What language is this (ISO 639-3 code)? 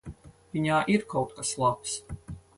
lav